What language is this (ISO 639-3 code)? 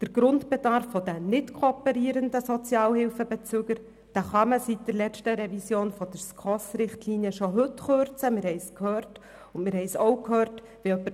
gsw